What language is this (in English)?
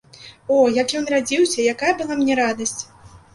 Belarusian